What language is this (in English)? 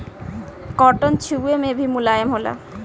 Bhojpuri